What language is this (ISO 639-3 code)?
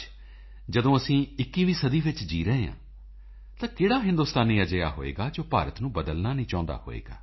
pan